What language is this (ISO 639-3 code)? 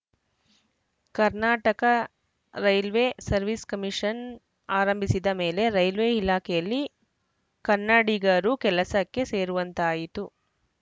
kan